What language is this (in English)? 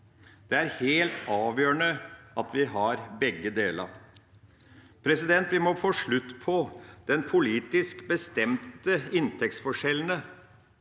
Norwegian